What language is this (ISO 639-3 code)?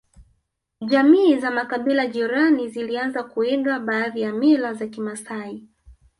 swa